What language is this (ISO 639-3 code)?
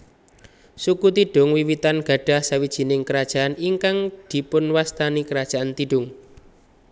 jav